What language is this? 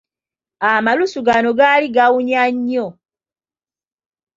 Ganda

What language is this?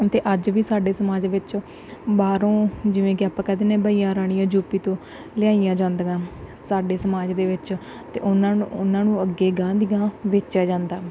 Punjabi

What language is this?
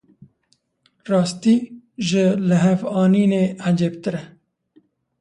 Kurdish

